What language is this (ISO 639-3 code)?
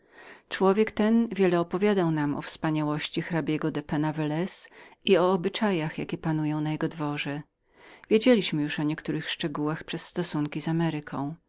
pol